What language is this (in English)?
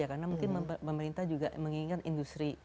Indonesian